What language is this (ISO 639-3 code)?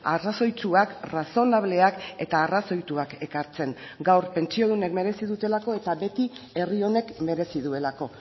eus